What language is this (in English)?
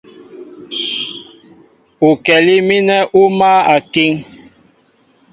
Mbo (Cameroon)